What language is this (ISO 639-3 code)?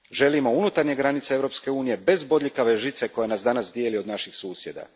hrv